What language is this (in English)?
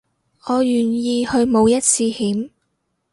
Cantonese